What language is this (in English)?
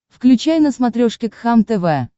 Russian